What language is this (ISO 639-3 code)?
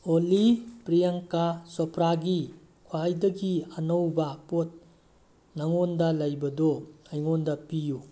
mni